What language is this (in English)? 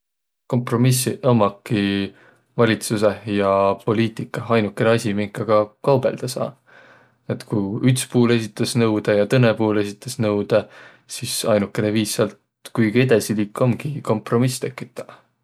Võro